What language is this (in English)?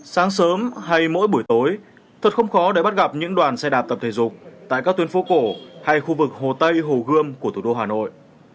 Vietnamese